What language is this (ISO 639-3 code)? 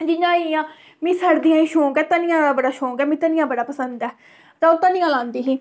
doi